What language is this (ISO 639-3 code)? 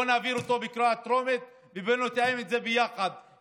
heb